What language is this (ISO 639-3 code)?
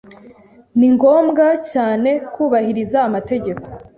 kin